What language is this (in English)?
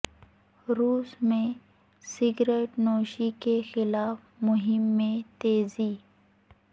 Urdu